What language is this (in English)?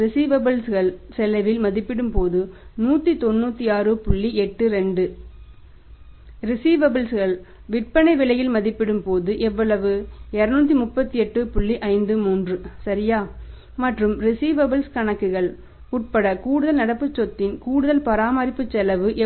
Tamil